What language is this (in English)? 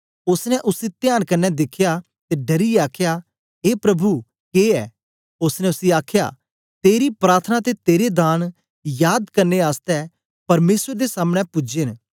Dogri